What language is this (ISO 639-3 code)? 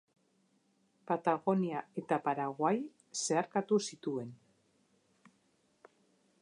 eus